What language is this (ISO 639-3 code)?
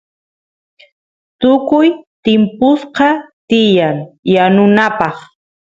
qus